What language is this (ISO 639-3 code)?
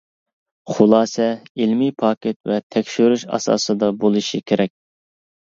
uig